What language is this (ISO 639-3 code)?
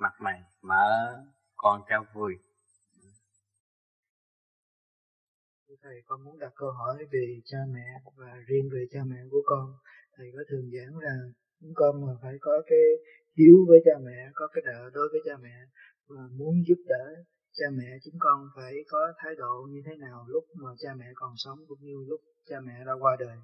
vie